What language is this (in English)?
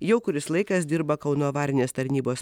Lithuanian